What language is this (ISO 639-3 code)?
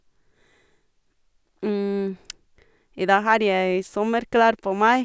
nor